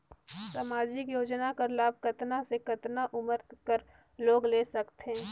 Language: Chhattisgarhi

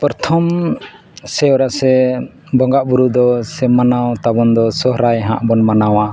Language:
Santali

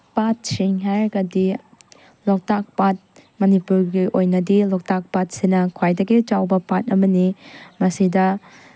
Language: Manipuri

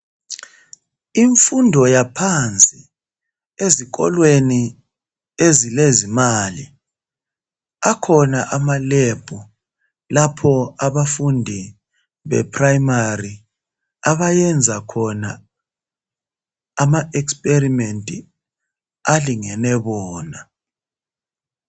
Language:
North Ndebele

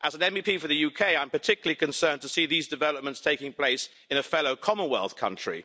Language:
English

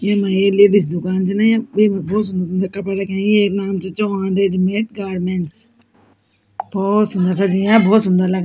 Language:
Garhwali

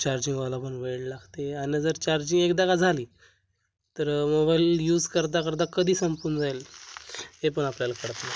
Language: Marathi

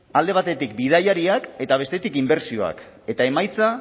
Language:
Basque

